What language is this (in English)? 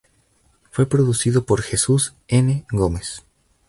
Spanish